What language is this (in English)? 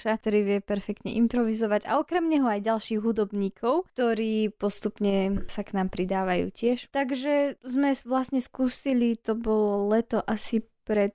Slovak